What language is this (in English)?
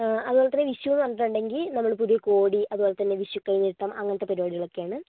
Malayalam